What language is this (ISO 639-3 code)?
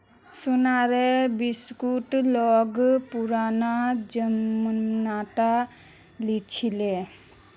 mag